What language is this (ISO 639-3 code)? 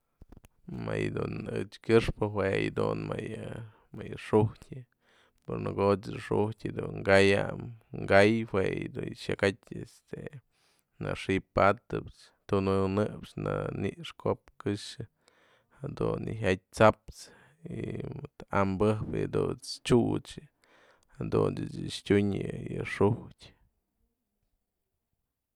mzl